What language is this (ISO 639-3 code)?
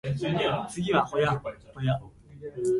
jpn